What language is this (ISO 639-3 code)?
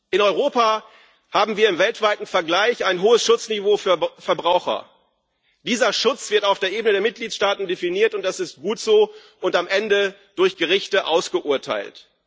deu